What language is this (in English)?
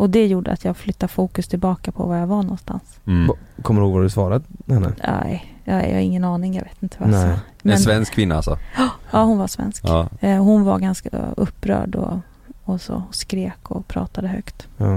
Swedish